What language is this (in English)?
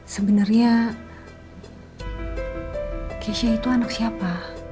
Indonesian